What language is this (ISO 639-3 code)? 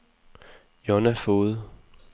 dan